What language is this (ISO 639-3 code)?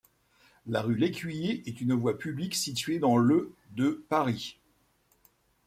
fra